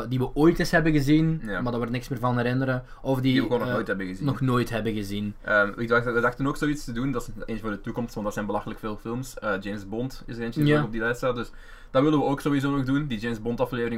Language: Dutch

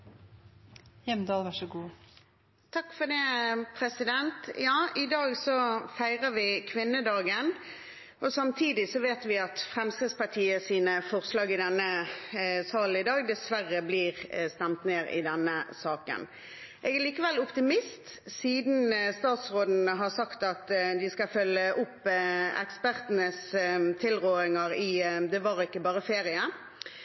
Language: Norwegian Bokmål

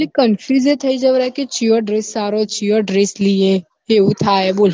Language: Gujarati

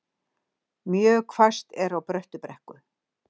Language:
Icelandic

